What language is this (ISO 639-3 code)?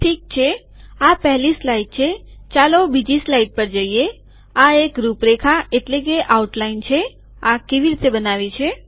guj